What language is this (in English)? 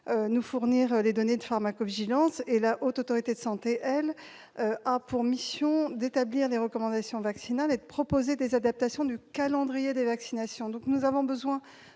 French